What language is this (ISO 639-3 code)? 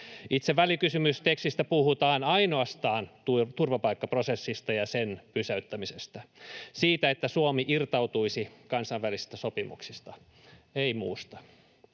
fin